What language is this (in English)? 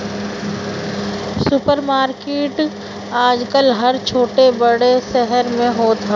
Bhojpuri